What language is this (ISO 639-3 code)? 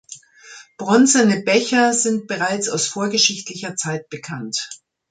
deu